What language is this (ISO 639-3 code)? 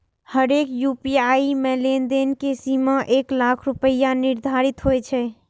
mai